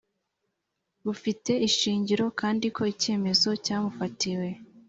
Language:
Kinyarwanda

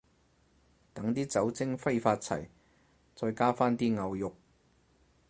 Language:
Cantonese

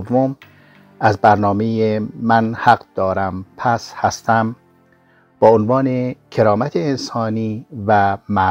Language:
Persian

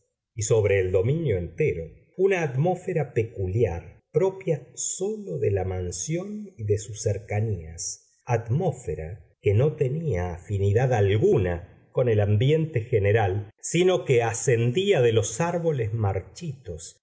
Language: Spanish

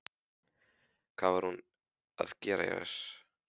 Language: Icelandic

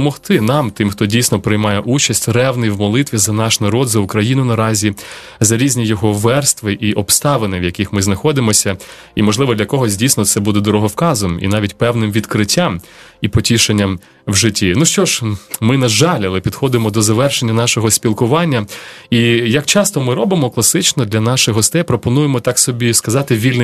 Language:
Ukrainian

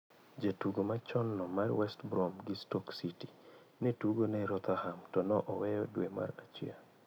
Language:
Luo (Kenya and Tanzania)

